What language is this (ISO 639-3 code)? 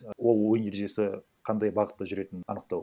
kaz